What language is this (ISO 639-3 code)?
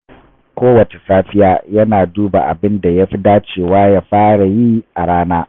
hau